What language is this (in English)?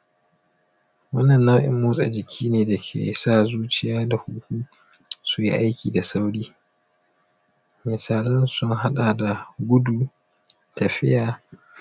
Hausa